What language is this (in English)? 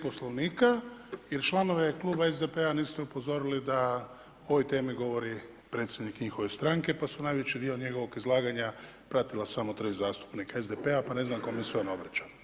Croatian